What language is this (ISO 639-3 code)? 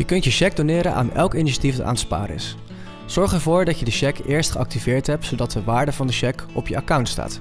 nld